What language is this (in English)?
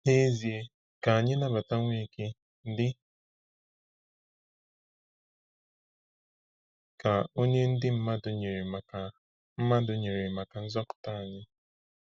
Igbo